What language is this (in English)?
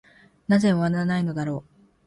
Japanese